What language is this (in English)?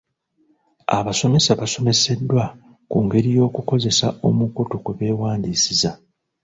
Ganda